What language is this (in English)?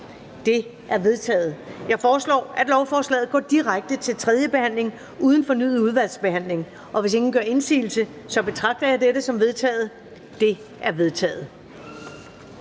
Danish